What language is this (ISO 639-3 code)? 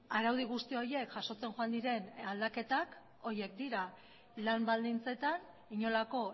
eus